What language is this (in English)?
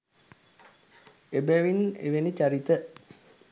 Sinhala